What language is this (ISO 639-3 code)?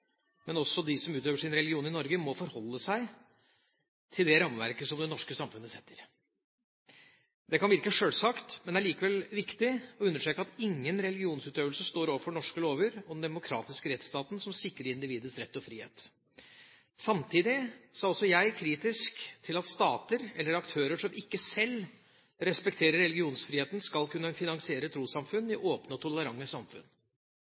nob